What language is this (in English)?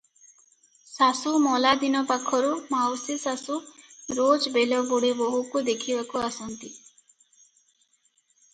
Odia